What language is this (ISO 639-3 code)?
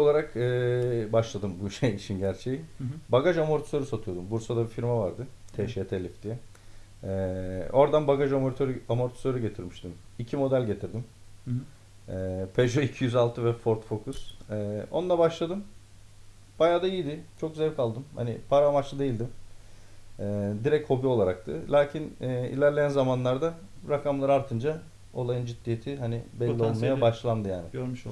tur